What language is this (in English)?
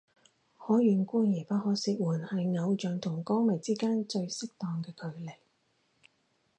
Cantonese